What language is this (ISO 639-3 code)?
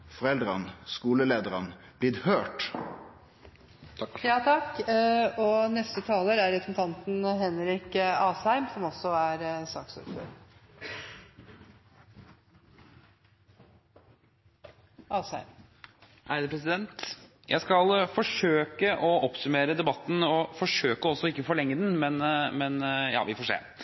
nor